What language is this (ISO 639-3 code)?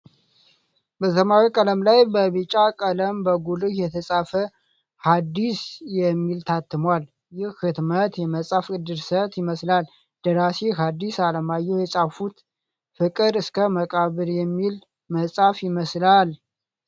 amh